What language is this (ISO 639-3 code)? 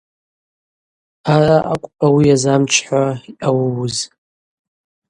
abq